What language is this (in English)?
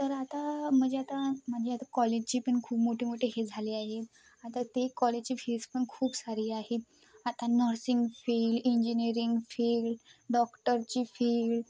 Marathi